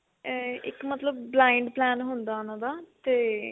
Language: Punjabi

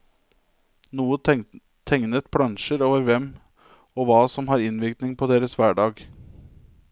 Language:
Norwegian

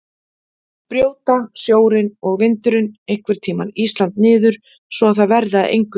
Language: Icelandic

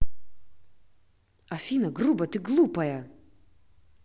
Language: Russian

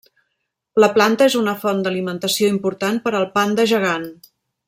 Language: Catalan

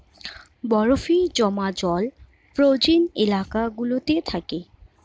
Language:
Bangla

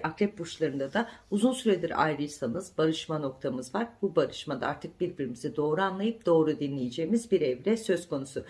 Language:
Turkish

